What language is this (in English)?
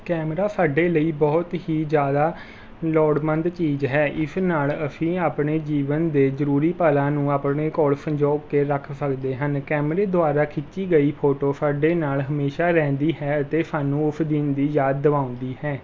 Punjabi